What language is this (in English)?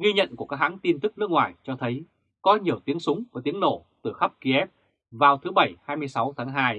Vietnamese